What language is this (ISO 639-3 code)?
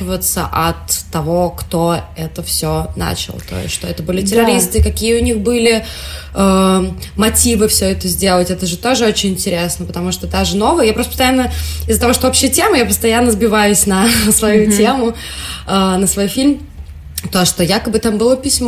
rus